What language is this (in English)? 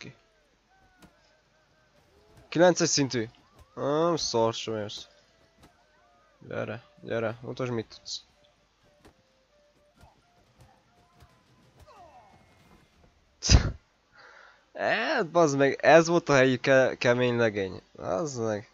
Hungarian